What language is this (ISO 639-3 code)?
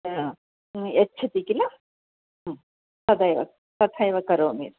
san